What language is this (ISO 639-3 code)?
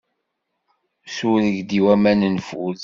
kab